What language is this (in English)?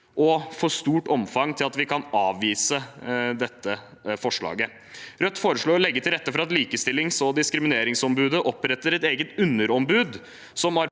Norwegian